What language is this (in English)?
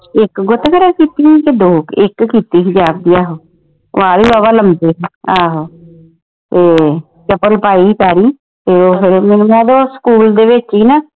Punjabi